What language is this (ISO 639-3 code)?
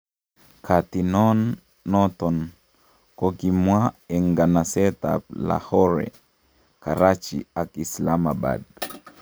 kln